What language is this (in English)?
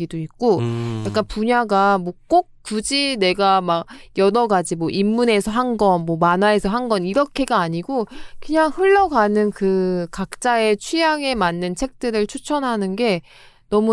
Korean